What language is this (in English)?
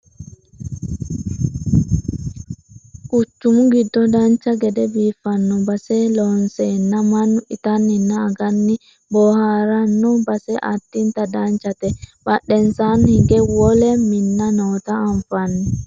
Sidamo